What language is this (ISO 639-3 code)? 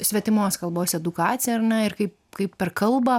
lit